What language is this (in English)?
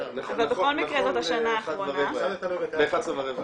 Hebrew